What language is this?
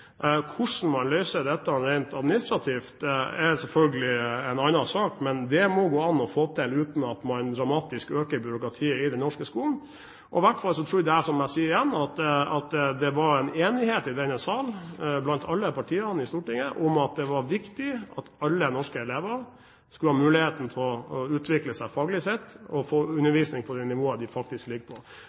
Norwegian Bokmål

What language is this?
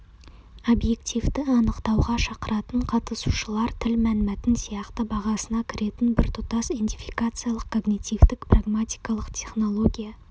Kazakh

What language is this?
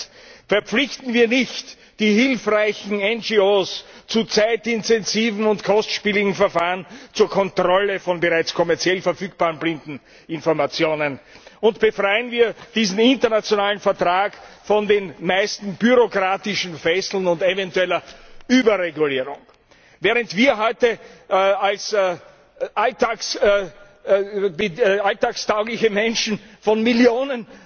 German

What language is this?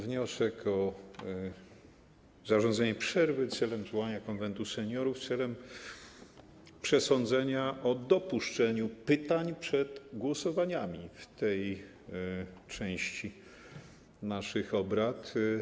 Polish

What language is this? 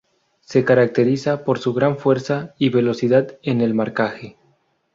Spanish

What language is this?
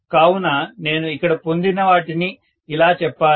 Telugu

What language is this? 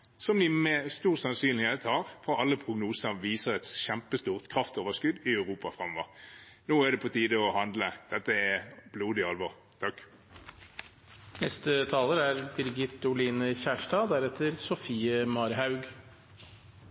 Norwegian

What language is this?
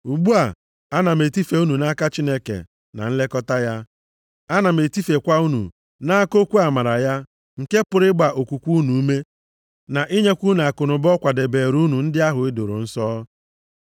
Igbo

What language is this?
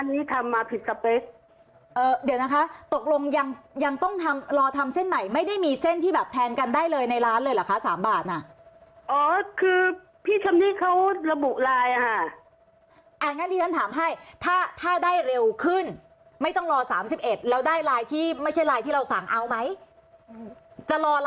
Thai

